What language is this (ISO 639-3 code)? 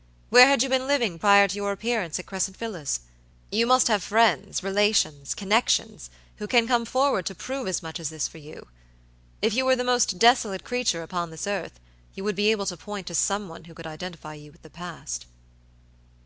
eng